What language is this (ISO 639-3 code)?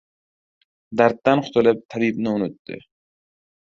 uzb